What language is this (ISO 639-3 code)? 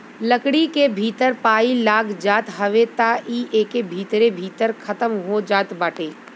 bho